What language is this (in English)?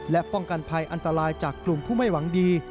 Thai